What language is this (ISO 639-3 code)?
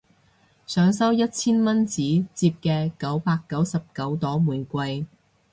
yue